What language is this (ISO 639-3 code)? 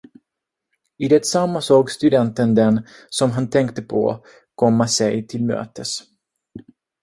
swe